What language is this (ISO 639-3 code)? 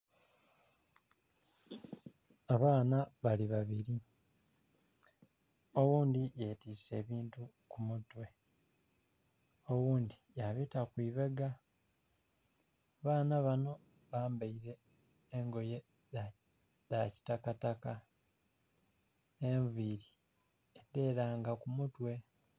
xog